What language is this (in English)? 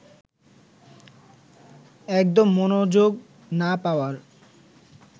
Bangla